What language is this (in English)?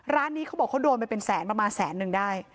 Thai